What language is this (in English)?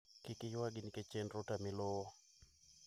Luo (Kenya and Tanzania)